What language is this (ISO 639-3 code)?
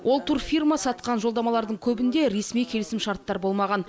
kaz